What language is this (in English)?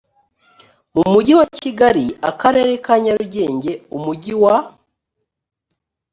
Kinyarwanda